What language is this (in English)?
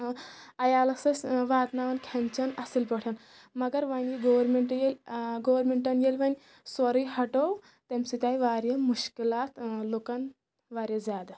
Kashmiri